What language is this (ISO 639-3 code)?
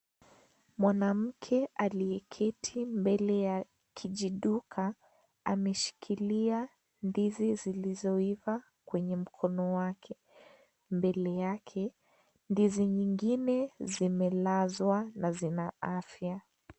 swa